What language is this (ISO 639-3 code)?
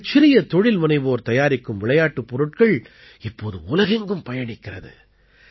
tam